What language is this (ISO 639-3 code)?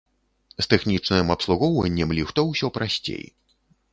bel